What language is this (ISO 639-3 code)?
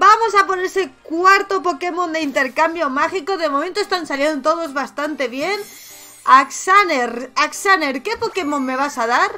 spa